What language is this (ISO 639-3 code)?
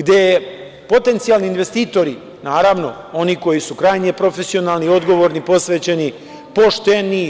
srp